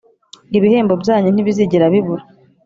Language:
Kinyarwanda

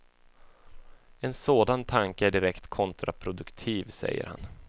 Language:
Swedish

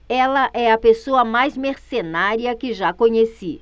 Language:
Portuguese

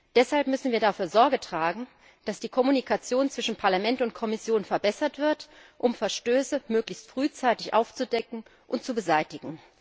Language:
German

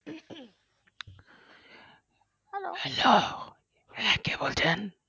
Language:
Bangla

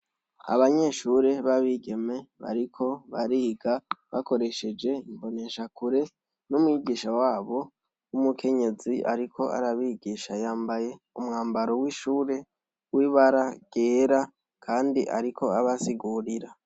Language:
Rundi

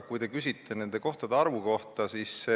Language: Estonian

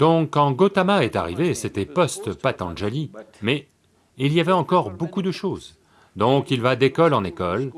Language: French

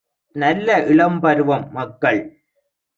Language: Tamil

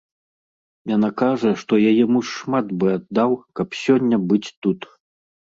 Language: Belarusian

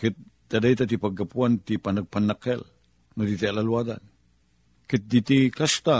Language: Filipino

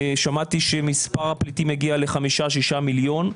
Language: Hebrew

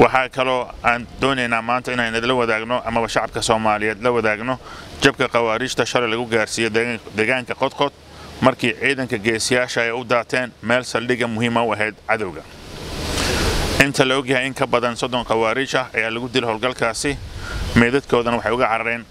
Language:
Arabic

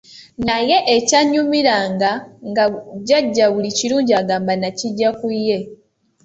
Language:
Ganda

